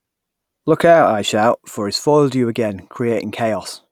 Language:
English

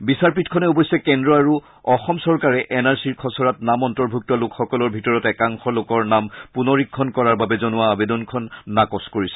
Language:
Assamese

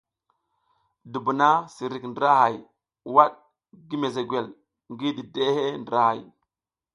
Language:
South Giziga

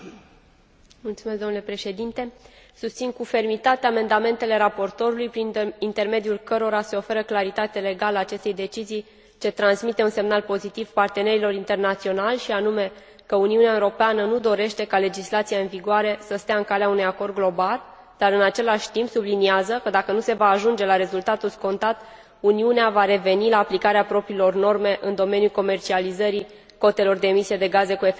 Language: Romanian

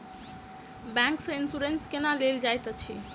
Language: Maithili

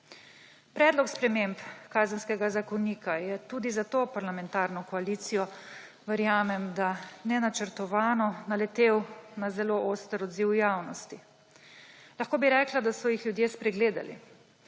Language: Slovenian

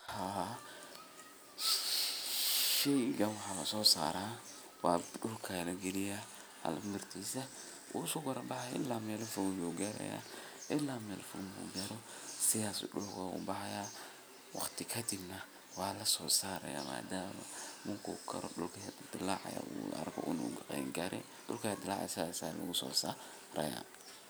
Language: Somali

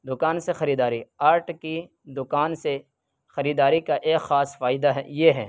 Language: Urdu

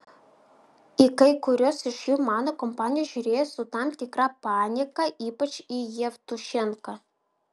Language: Lithuanian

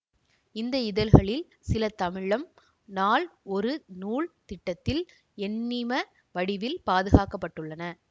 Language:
Tamil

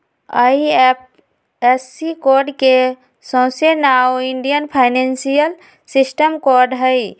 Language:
Magahi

